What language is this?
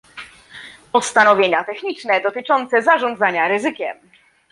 Polish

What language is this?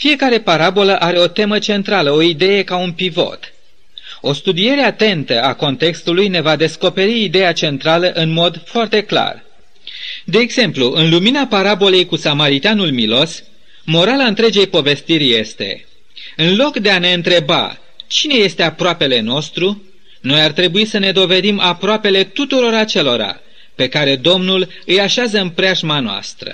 Romanian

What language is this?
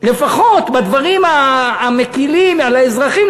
Hebrew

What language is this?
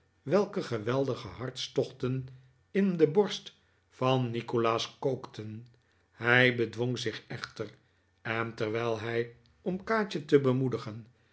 Dutch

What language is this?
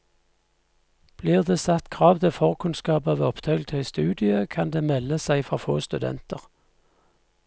Norwegian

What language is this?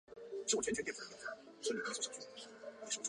Chinese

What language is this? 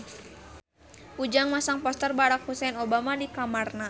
Sundanese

